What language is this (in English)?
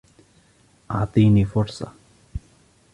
Arabic